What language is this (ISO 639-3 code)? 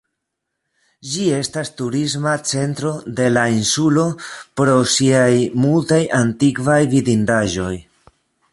epo